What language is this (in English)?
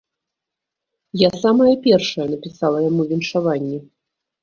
Belarusian